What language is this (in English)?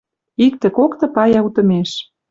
Western Mari